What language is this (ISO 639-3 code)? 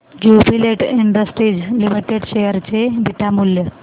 mar